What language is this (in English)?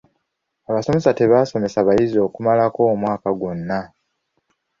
Ganda